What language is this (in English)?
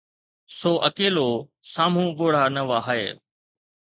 Sindhi